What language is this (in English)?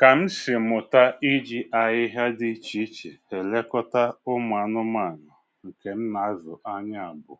Igbo